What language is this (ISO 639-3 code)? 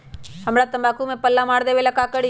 mag